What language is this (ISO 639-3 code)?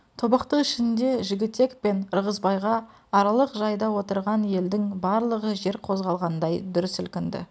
kaz